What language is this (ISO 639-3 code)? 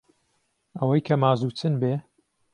ckb